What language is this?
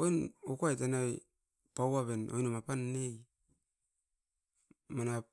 Askopan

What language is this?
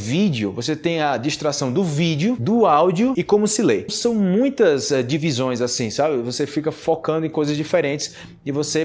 Portuguese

